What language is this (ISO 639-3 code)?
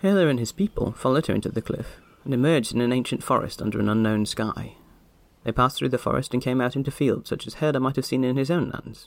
eng